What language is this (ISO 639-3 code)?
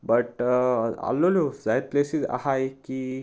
kok